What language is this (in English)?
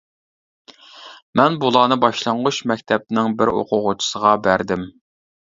Uyghur